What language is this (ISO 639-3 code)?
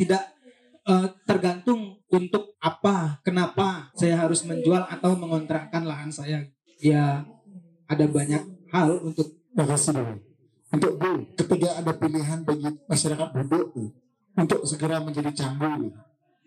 ind